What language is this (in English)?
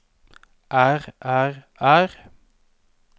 Norwegian